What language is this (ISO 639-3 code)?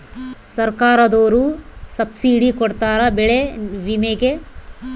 kan